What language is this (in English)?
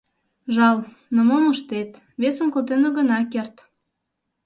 Mari